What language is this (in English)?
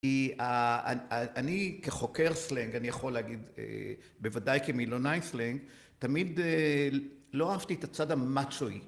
Hebrew